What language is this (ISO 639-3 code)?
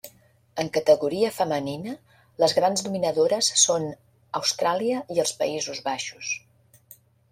cat